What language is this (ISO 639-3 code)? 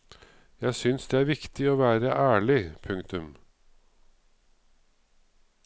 nor